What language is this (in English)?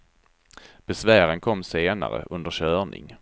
Swedish